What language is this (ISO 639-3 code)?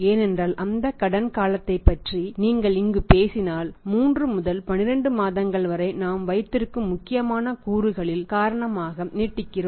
tam